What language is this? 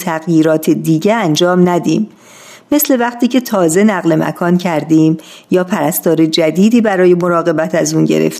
Persian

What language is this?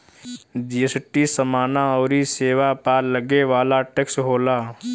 Bhojpuri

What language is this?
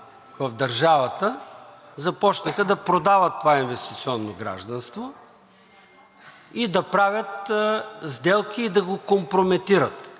Bulgarian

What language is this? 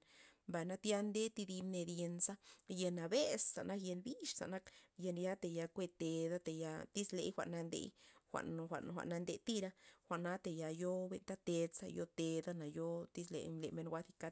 Loxicha Zapotec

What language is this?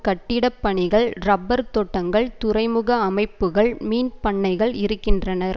Tamil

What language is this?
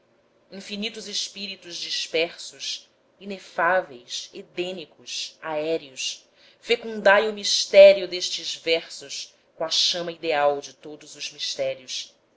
Portuguese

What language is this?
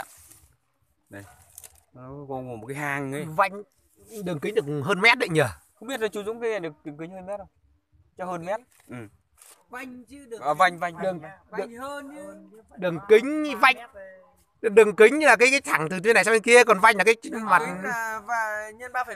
Vietnamese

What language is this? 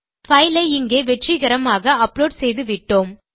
Tamil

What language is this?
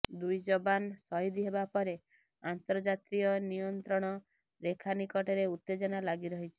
Odia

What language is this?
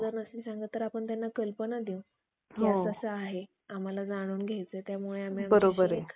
Marathi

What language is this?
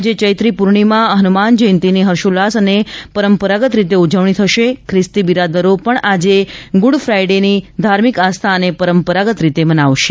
Gujarati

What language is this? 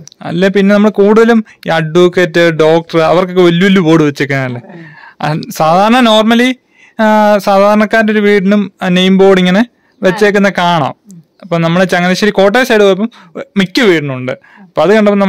Malayalam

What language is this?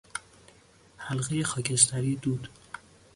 Persian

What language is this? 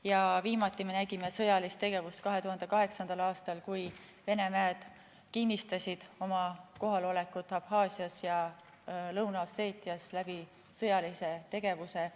Estonian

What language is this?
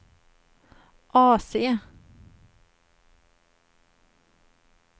Swedish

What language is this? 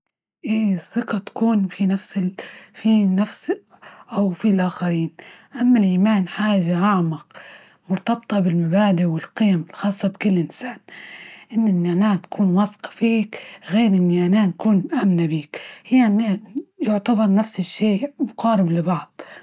Libyan Arabic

